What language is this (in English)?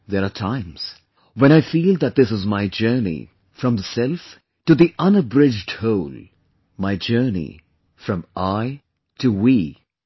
English